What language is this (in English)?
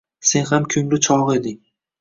Uzbek